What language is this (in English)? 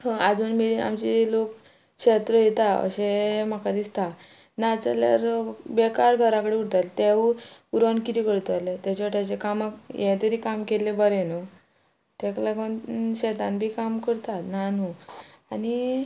Konkani